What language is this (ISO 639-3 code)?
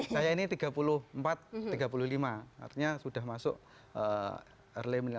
ind